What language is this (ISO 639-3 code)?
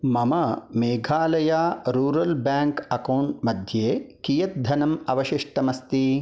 san